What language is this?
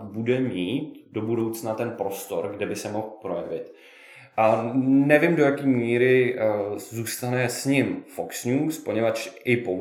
Czech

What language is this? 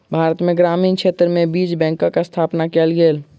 Maithili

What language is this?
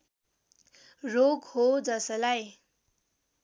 Nepali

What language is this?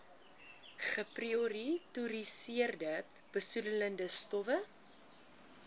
Afrikaans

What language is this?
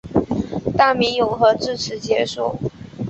Chinese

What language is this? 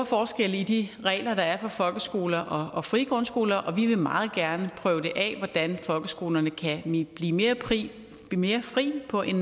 Danish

